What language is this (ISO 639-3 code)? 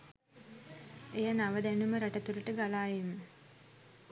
sin